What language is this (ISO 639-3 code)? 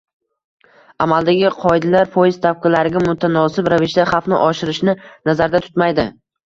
uzb